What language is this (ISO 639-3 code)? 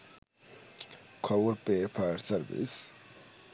ben